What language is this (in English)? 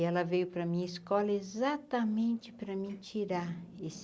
Portuguese